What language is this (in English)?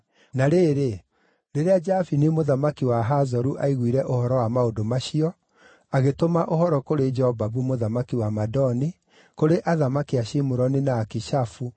Kikuyu